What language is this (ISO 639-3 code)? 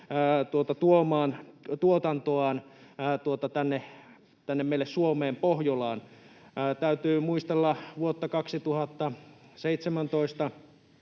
fin